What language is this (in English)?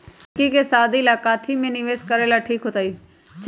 Magahi